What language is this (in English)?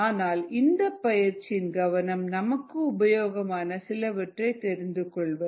Tamil